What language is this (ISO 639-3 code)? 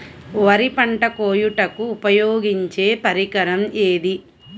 tel